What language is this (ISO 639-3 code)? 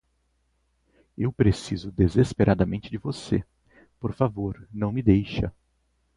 por